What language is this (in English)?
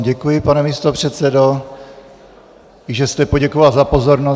Czech